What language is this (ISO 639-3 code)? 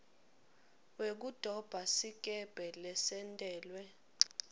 ssw